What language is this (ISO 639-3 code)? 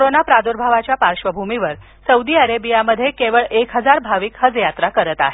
mar